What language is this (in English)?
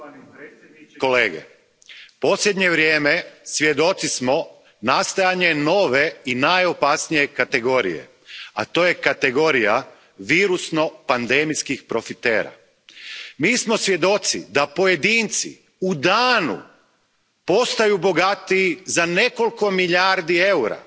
Croatian